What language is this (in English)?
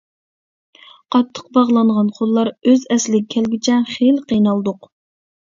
Uyghur